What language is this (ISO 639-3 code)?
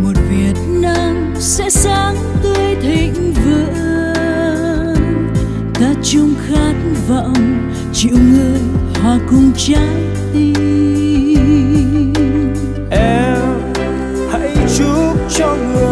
vie